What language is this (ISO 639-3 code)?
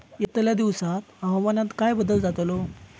mar